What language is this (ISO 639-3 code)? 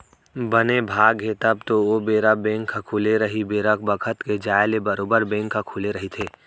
hne